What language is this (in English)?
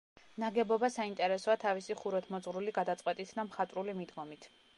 Georgian